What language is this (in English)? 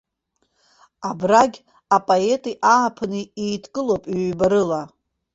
Abkhazian